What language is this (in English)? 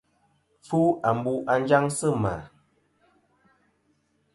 Kom